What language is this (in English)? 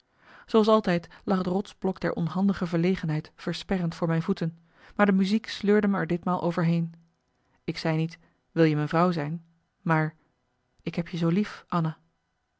Dutch